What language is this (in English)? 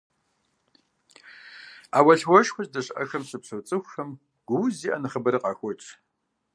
Kabardian